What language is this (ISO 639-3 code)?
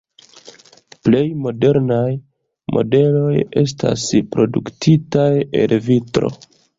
epo